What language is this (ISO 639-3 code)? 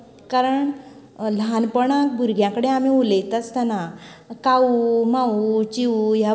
kok